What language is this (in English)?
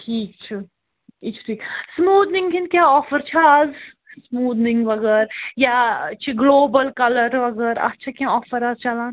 Kashmiri